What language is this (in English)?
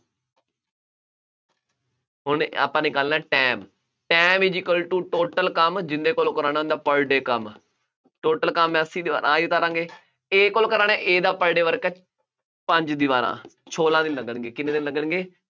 Punjabi